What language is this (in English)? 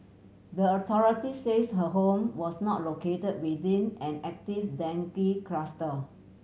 English